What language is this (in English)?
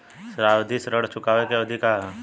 Bhojpuri